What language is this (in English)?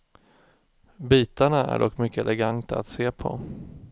Swedish